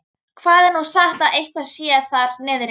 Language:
Icelandic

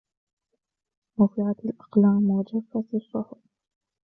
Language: Arabic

